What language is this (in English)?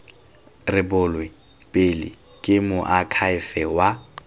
Tswana